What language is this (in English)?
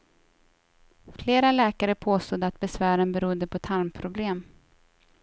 Swedish